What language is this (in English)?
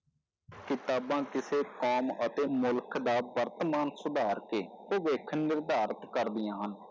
Punjabi